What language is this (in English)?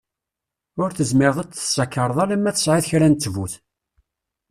Kabyle